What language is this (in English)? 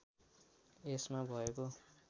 Nepali